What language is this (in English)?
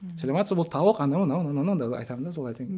Kazakh